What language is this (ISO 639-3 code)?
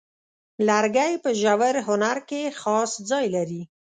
pus